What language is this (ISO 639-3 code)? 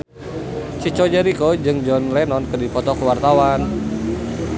sun